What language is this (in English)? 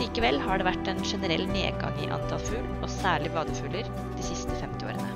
Norwegian